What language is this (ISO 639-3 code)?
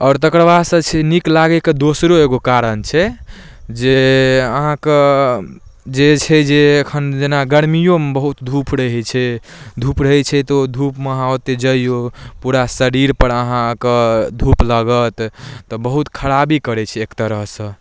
mai